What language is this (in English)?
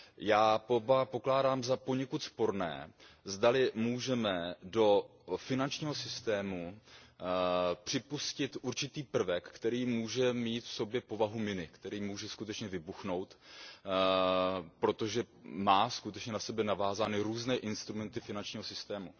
Czech